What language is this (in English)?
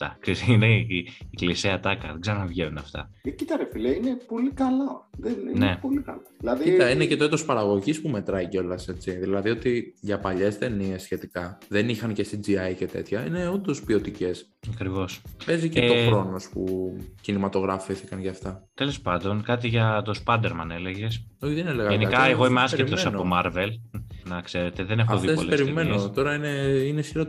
Greek